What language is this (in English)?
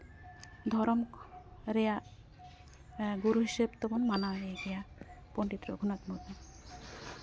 Santali